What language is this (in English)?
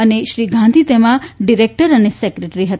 Gujarati